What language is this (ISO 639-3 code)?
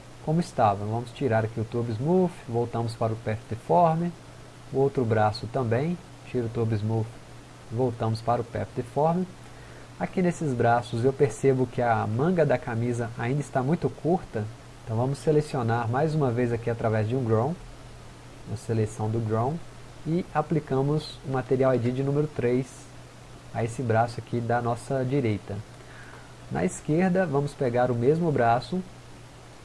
por